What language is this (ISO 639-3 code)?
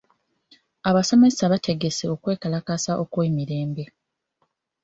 lug